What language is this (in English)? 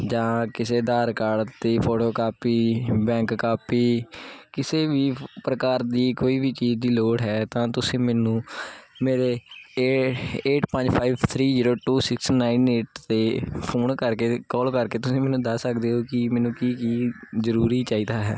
Punjabi